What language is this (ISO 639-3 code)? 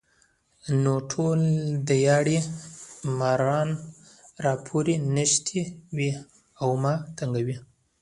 pus